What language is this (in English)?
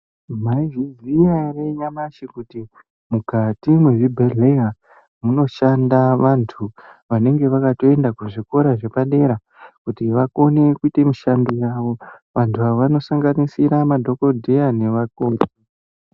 Ndau